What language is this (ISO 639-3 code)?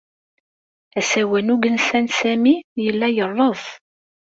kab